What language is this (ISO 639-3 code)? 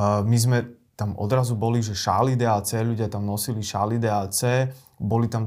slk